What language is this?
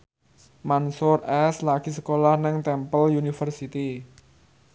Javanese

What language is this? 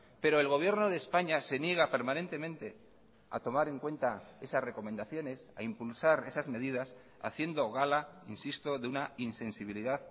Spanish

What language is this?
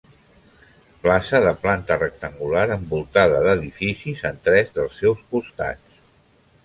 Catalan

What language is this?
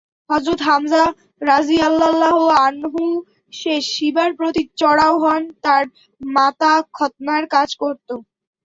Bangla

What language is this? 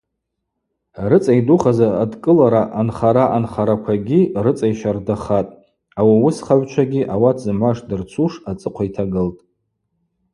Abaza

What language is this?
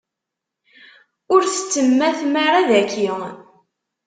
Kabyle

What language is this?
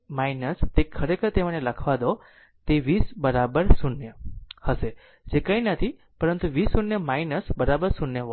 Gujarati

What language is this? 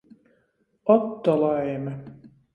Latgalian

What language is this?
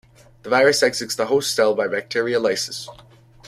English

